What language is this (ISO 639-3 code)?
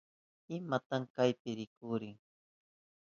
qup